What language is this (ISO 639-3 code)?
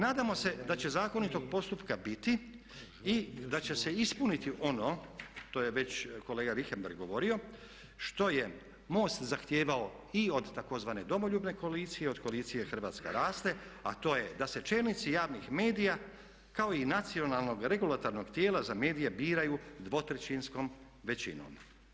hrv